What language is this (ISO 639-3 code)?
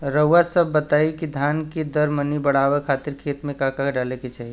bho